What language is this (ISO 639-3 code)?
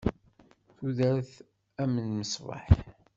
kab